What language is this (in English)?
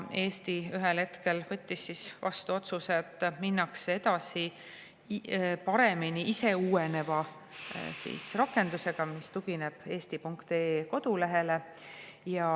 Estonian